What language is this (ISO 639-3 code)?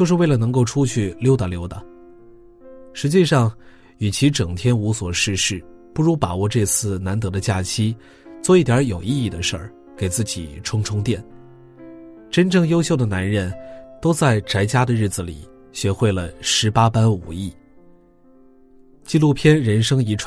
zho